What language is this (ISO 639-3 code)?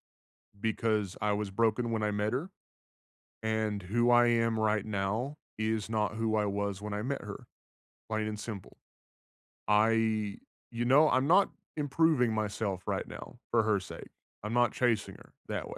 eng